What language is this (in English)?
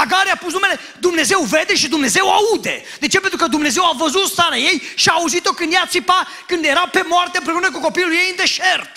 Romanian